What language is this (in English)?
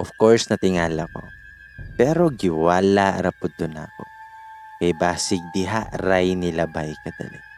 Filipino